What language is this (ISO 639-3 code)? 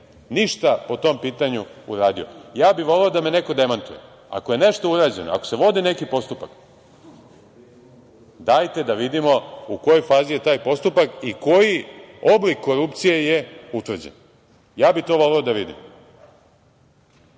srp